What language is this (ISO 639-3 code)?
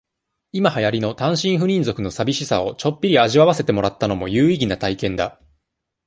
jpn